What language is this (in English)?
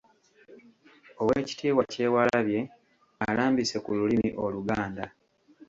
Ganda